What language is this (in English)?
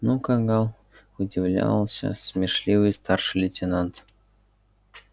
Russian